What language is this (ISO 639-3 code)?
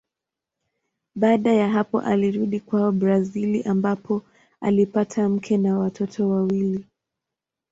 swa